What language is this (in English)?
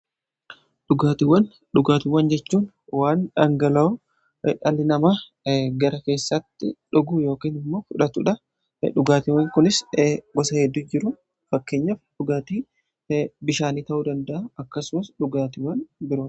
Oromo